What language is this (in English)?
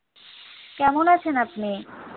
Bangla